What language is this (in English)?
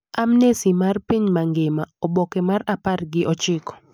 Luo (Kenya and Tanzania)